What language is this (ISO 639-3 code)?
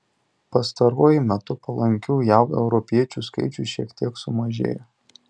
lit